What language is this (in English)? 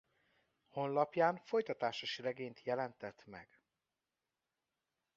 Hungarian